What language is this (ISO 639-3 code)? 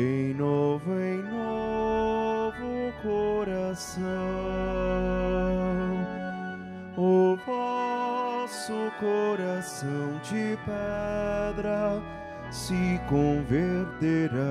por